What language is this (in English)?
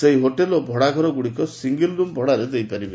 Odia